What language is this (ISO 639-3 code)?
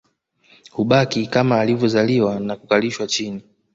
swa